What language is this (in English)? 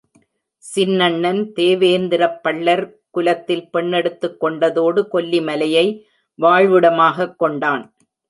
Tamil